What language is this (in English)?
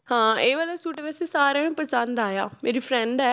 Punjabi